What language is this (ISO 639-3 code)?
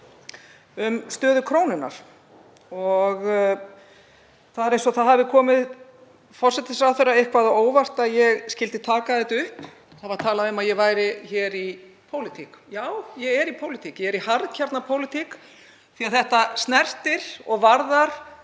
isl